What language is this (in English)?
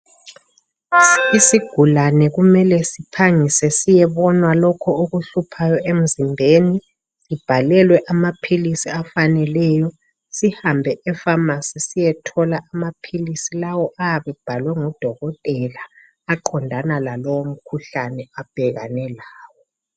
North Ndebele